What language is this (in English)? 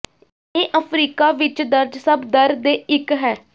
Punjabi